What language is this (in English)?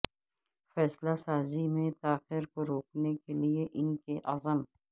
Urdu